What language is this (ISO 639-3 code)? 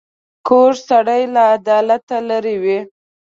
pus